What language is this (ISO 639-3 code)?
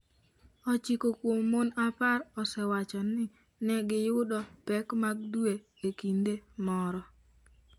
luo